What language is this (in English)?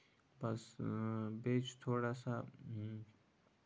Kashmiri